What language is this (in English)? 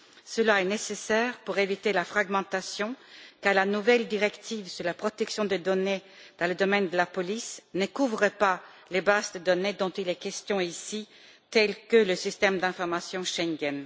French